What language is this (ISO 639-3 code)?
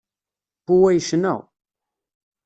kab